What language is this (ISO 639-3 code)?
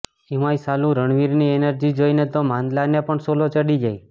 guj